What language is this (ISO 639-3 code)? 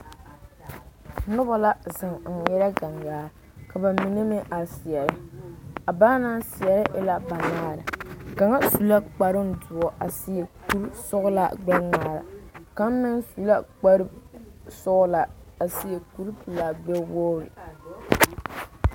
dga